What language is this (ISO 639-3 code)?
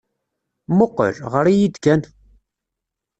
kab